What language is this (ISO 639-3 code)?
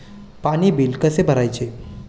mar